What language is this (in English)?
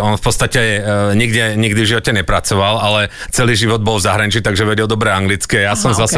Slovak